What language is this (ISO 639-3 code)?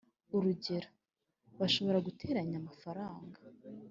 kin